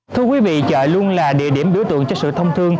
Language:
Vietnamese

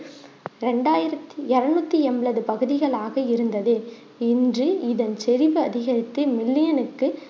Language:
Tamil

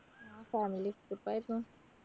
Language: Malayalam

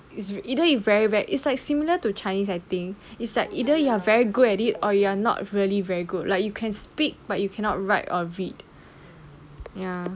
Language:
English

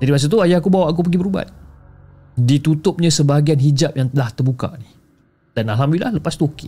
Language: Malay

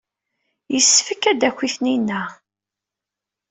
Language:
Kabyle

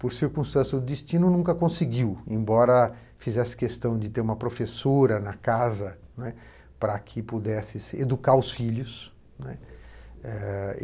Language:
Portuguese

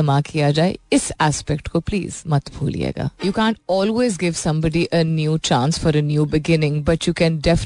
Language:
Hindi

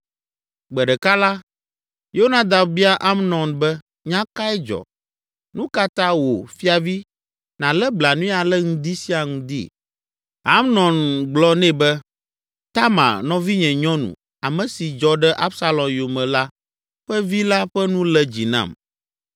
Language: Ewe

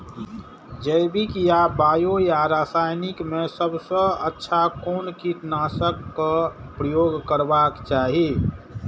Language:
Maithili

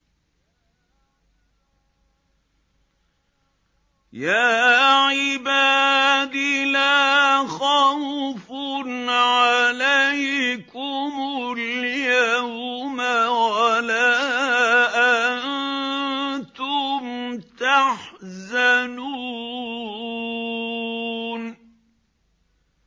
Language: Arabic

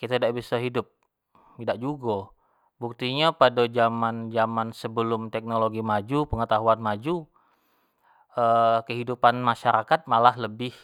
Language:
Jambi Malay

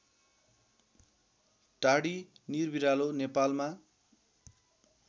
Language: Nepali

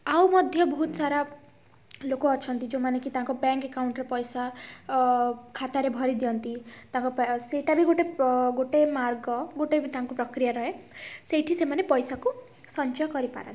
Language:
Odia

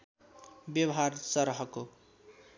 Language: Nepali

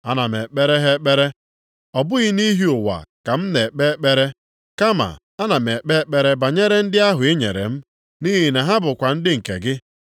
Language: Igbo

